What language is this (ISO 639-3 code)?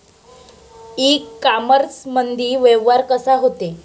mar